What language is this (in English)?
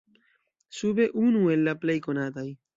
Esperanto